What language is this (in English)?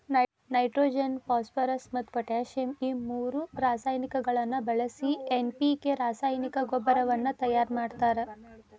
Kannada